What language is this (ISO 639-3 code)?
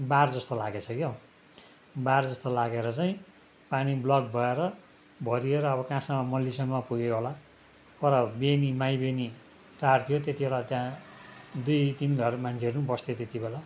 nep